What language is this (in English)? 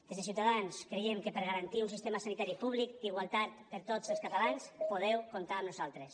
Catalan